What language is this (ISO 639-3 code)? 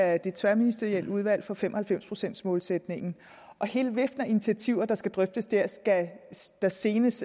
dan